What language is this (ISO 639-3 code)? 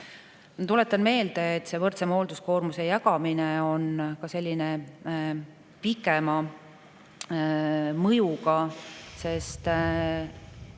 est